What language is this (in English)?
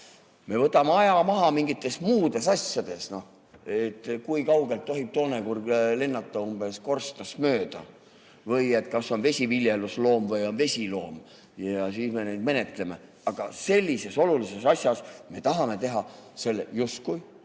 Estonian